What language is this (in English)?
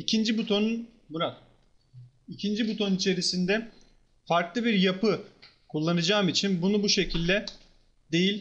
Turkish